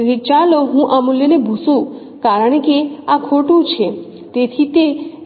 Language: Gujarati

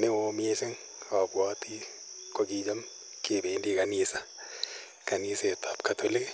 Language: Kalenjin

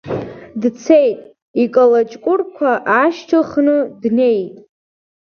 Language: Abkhazian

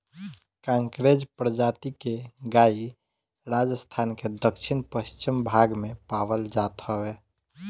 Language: Bhojpuri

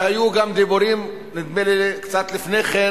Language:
Hebrew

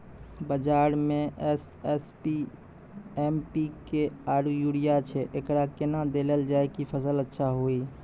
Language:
Maithili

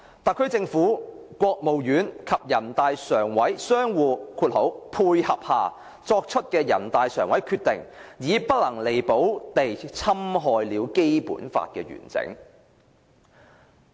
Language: Cantonese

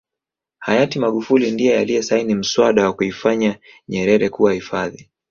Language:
Swahili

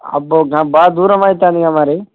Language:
Telugu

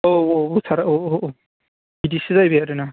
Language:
Bodo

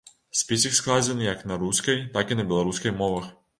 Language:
Belarusian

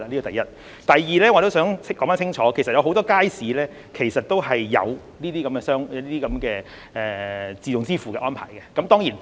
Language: Cantonese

